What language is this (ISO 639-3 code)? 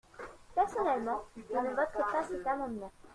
fra